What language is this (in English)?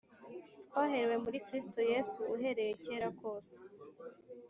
Kinyarwanda